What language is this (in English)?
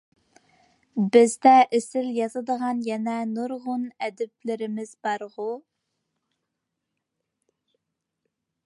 Uyghur